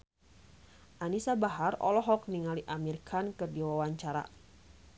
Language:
Sundanese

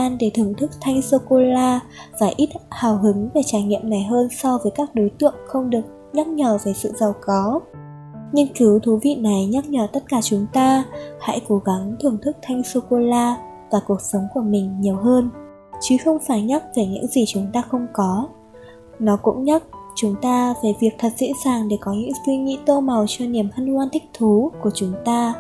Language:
Vietnamese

